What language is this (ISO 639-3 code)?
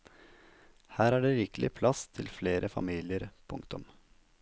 nor